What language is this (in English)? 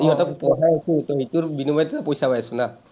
Assamese